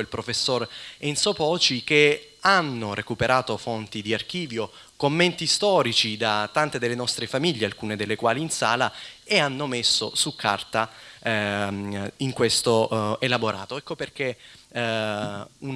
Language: Italian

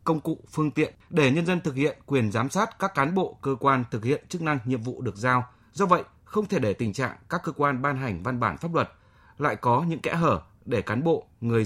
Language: Vietnamese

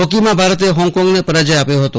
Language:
Gujarati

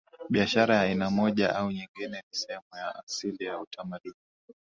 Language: Swahili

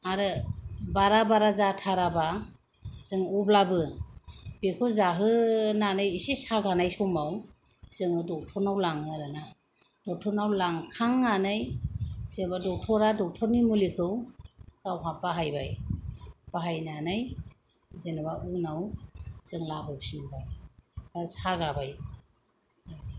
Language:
Bodo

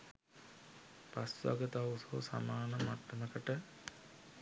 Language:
Sinhala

